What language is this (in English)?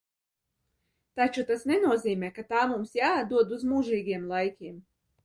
Latvian